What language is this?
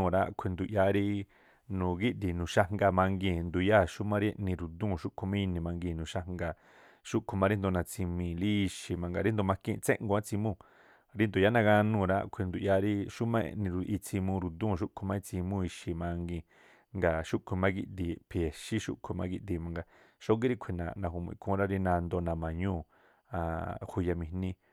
Tlacoapa Me'phaa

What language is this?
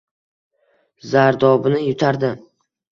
Uzbek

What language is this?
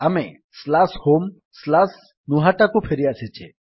Odia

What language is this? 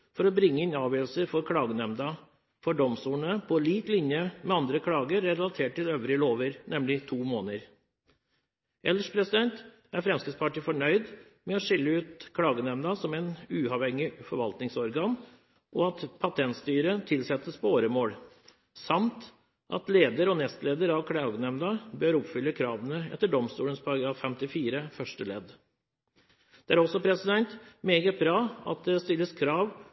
Norwegian Bokmål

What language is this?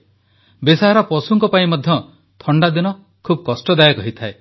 Odia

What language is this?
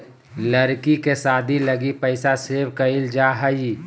Magahi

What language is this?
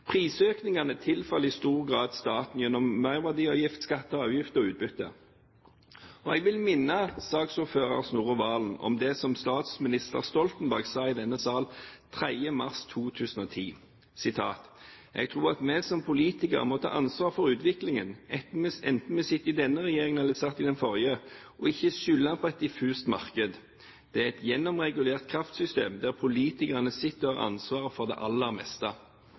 Norwegian Bokmål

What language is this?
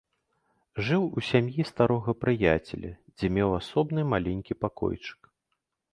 Belarusian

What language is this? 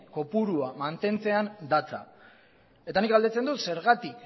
Basque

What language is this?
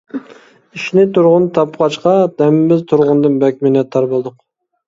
Uyghur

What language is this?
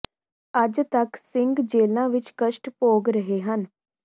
Punjabi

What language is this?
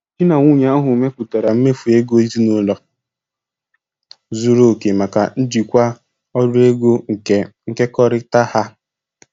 Igbo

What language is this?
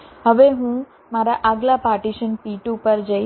Gujarati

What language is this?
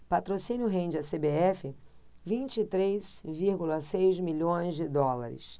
Portuguese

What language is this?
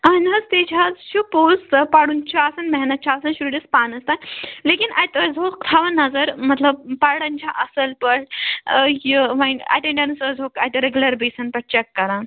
Kashmiri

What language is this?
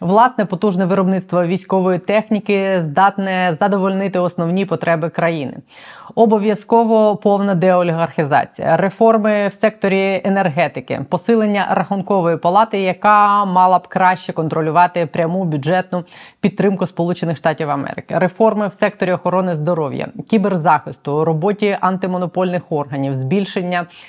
Ukrainian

